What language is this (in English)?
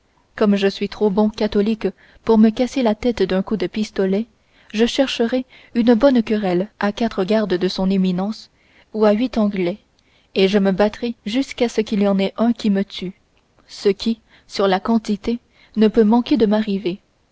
French